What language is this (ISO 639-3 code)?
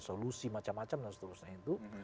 ind